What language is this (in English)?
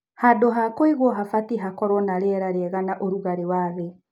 Kikuyu